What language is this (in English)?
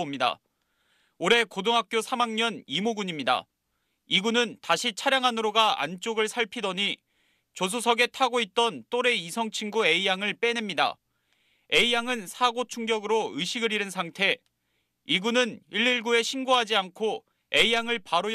Korean